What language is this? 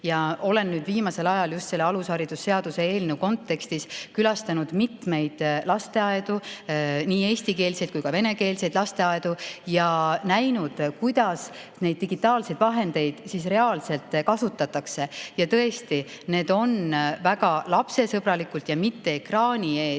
Estonian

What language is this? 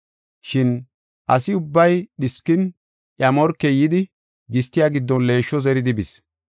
Gofa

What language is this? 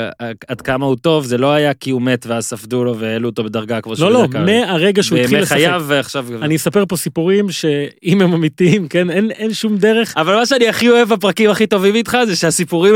Hebrew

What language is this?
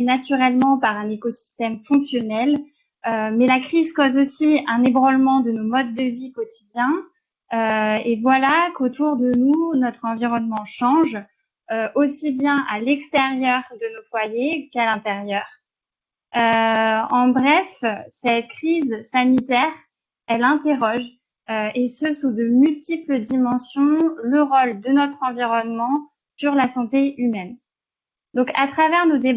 French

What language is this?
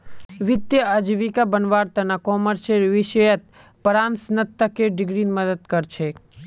Magahi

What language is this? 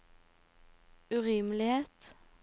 Norwegian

